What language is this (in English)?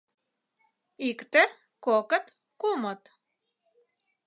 Mari